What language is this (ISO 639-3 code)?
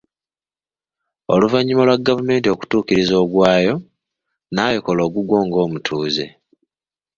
lug